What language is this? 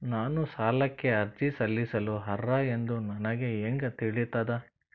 Kannada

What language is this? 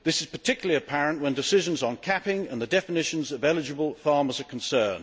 English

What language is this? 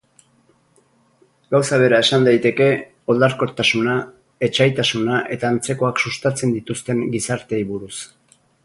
Basque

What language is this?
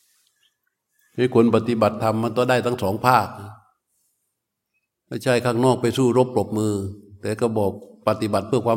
Thai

